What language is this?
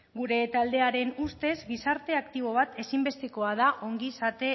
Basque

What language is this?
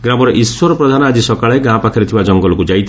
Odia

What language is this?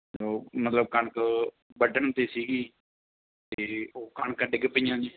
Punjabi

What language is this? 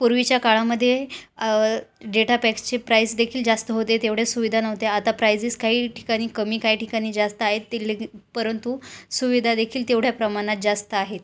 Marathi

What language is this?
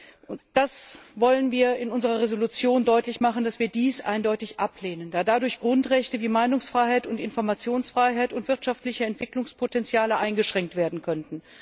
German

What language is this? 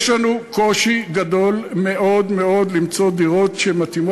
Hebrew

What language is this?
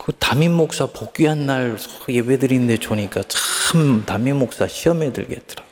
Korean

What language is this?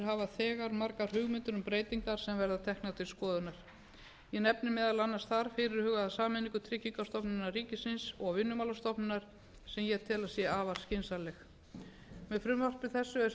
Icelandic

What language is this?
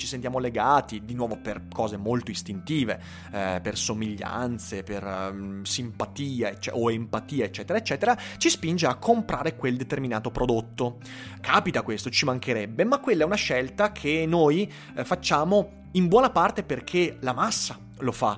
Italian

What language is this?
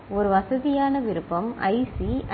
Tamil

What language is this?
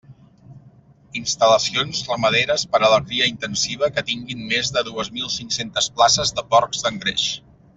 Catalan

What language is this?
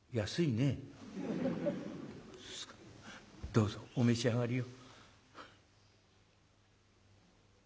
Japanese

